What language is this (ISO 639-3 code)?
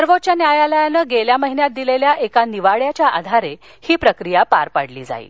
mar